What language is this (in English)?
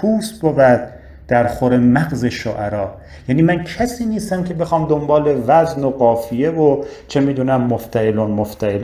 Persian